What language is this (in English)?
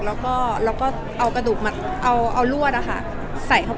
Thai